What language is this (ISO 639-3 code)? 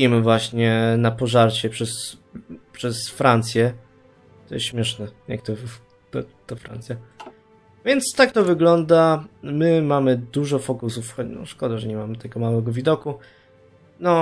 pol